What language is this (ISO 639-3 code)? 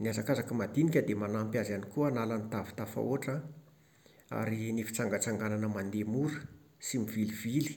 mlg